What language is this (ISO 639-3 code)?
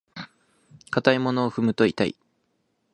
jpn